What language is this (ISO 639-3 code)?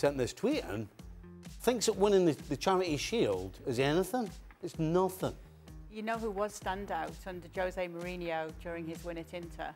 eng